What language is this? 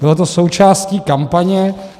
Czech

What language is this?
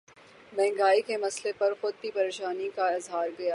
Urdu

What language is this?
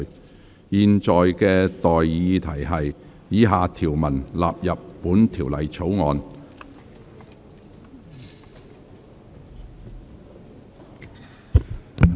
Cantonese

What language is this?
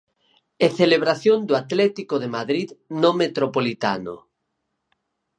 Galician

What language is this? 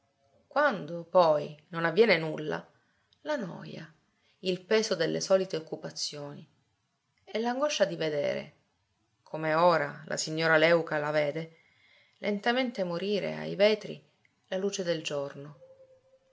Italian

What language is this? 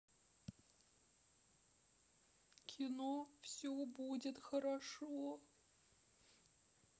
Russian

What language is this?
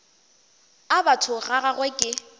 Northern Sotho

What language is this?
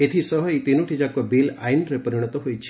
Odia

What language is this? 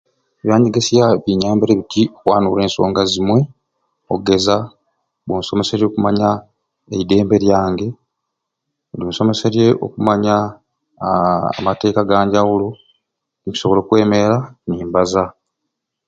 Ruuli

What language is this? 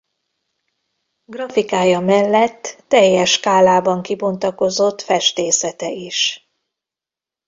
Hungarian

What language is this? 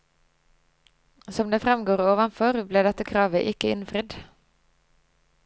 Norwegian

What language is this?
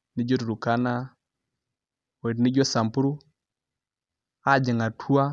Masai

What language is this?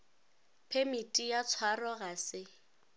Northern Sotho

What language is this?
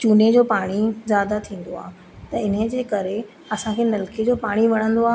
Sindhi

